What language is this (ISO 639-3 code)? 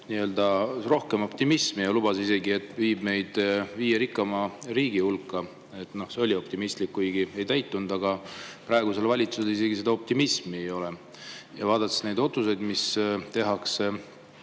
est